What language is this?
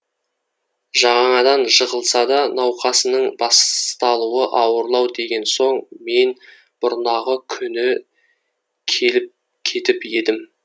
Kazakh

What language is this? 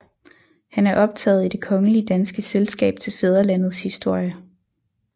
Danish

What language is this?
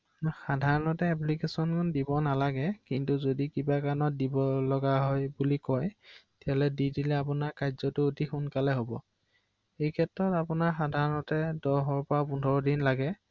Assamese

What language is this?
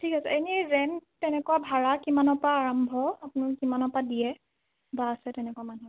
Assamese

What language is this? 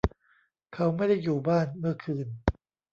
Thai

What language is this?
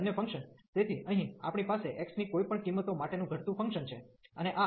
Gujarati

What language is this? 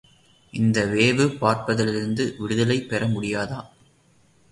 Tamil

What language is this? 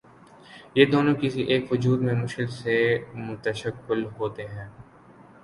Urdu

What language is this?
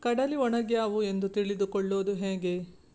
Kannada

